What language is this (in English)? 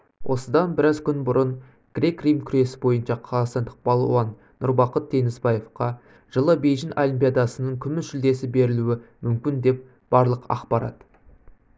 Kazakh